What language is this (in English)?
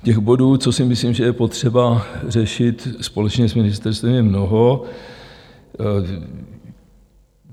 Czech